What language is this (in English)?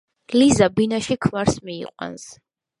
Georgian